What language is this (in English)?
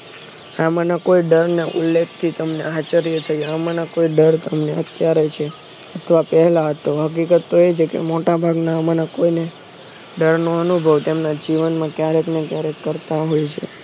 Gujarati